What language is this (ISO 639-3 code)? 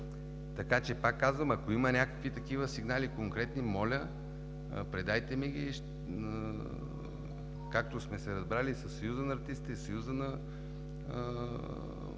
bul